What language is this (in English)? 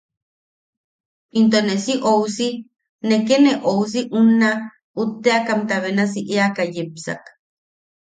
Yaqui